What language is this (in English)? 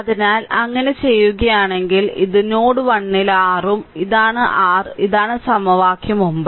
Malayalam